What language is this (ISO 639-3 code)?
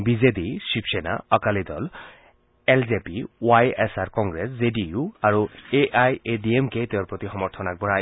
asm